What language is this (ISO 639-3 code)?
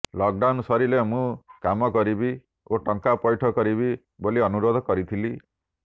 ori